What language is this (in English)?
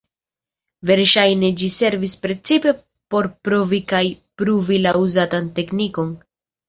Esperanto